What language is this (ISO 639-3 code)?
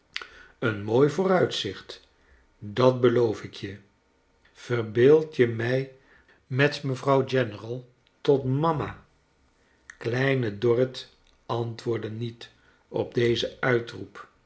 nld